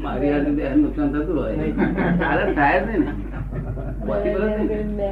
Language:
Gujarati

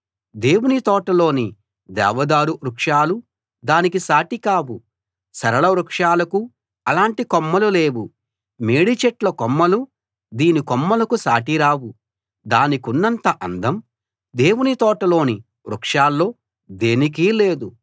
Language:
Telugu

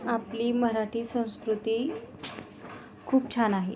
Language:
Marathi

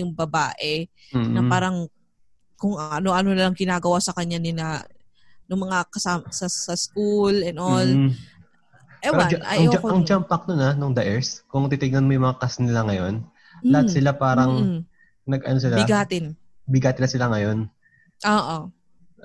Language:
Filipino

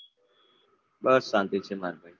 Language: Gujarati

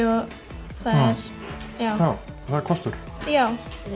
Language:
Icelandic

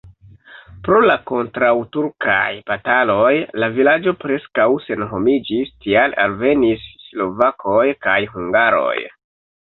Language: Esperanto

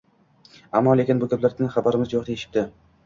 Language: Uzbek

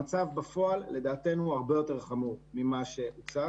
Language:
Hebrew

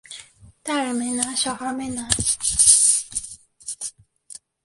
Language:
Chinese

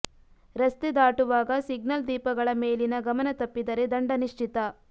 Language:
Kannada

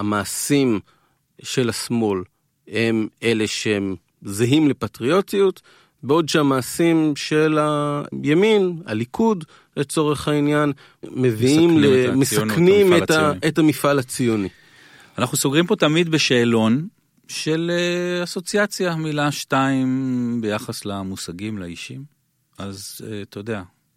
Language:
Hebrew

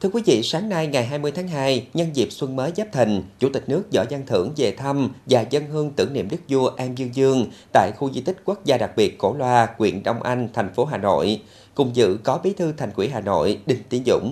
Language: Vietnamese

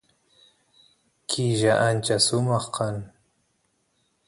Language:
Santiago del Estero Quichua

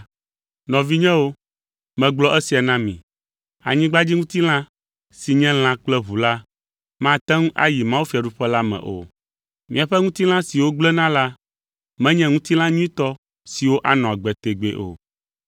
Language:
Ewe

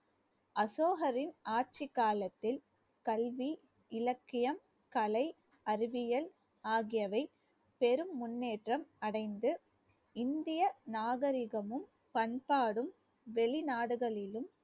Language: Tamil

